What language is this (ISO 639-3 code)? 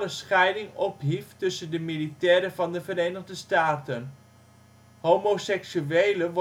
nld